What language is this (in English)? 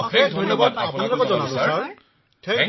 Assamese